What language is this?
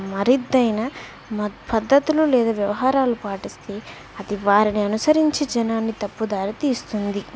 Telugu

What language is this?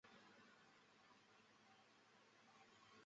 Chinese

